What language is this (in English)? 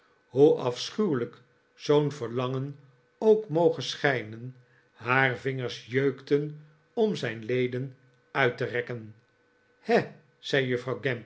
Dutch